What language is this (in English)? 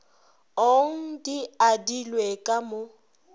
Northern Sotho